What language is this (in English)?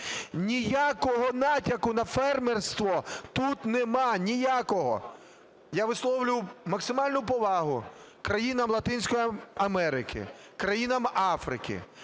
Ukrainian